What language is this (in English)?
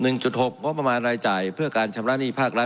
Thai